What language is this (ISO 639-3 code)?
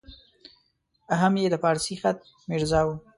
pus